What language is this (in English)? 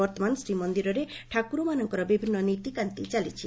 Odia